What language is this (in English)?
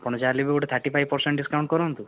Odia